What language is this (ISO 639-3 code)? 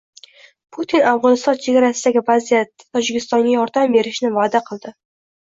uzb